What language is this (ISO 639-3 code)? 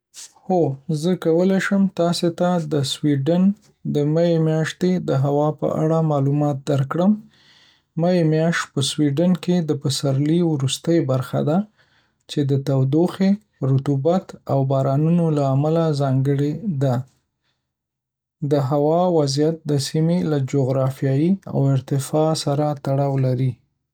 pus